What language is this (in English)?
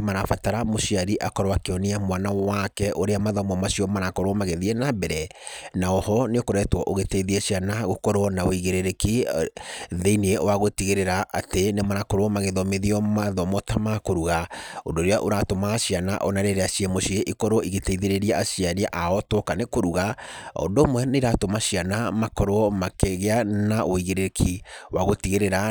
Kikuyu